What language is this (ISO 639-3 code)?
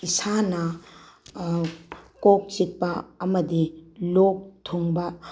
mni